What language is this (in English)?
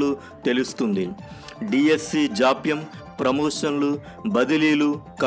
Telugu